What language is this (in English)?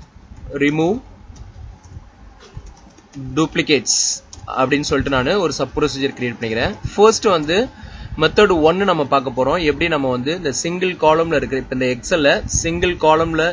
English